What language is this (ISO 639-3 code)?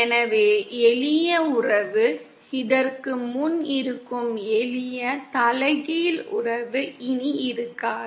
tam